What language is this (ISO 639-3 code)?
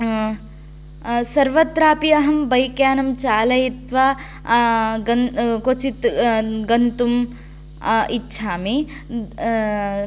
san